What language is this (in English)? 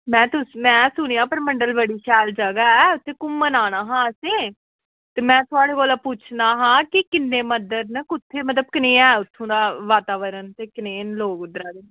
Dogri